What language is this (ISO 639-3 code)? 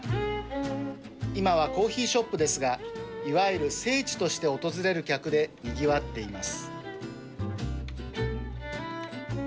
jpn